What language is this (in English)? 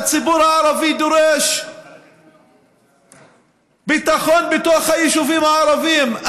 Hebrew